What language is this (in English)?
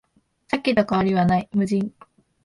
Japanese